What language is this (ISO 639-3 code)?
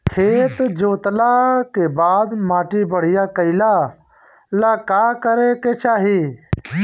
bho